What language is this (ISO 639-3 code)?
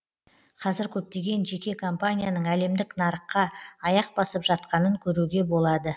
kaz